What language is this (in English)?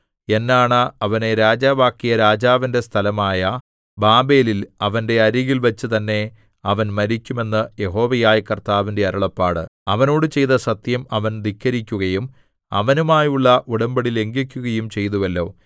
Malayalam